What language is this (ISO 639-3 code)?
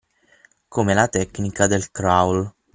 ita